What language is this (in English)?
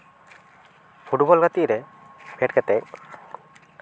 Santali